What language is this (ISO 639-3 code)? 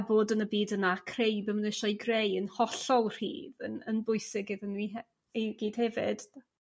cym